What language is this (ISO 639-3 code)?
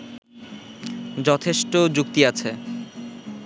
ben